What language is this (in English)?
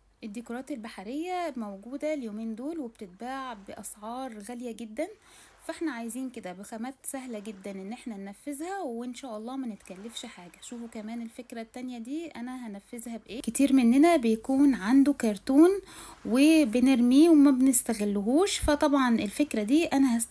Arabic